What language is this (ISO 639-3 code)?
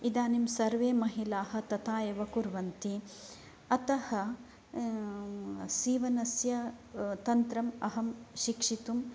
san